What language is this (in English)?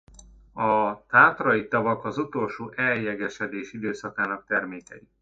Hungarian